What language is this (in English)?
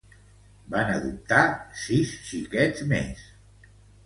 Catalan